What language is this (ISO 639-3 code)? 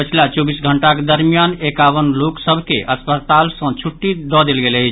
mai